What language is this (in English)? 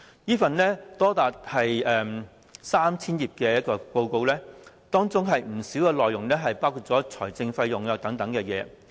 Cantonese